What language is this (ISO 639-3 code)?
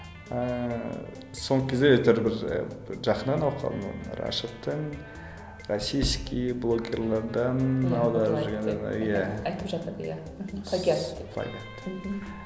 kaz